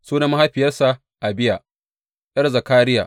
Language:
Hausa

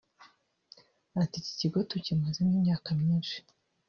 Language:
Kinyarwanda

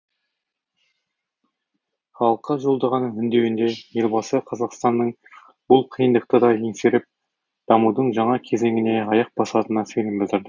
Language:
Kazakh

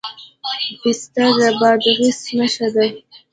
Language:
Pashto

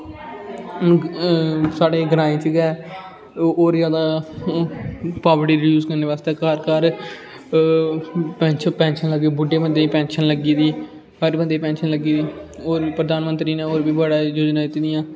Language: Dogri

